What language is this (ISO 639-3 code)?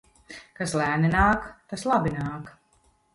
lav